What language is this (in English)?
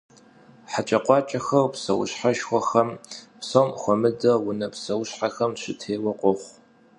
Kabardian